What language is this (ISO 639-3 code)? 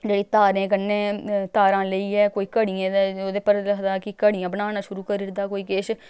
doi